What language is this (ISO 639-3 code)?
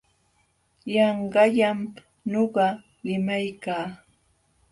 qxw